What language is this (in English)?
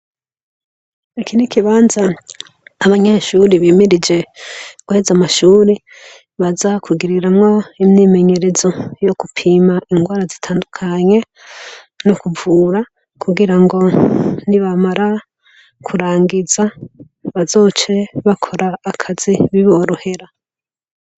Rundi